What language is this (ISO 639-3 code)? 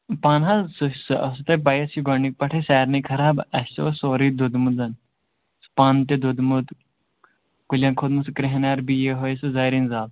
kas